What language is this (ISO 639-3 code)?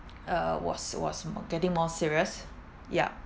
eng